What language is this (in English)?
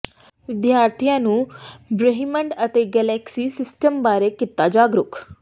Punjabi